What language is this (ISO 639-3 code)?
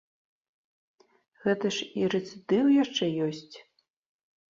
bel